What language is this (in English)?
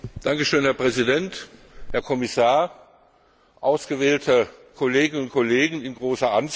German